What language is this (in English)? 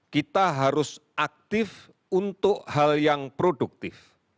Indonesian